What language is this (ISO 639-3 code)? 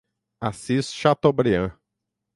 por